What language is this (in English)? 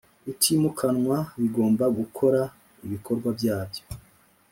Kinyarwanda